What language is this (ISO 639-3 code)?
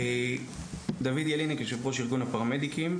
heb